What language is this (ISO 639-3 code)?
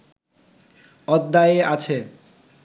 ben